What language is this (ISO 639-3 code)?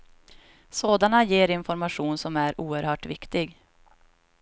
swe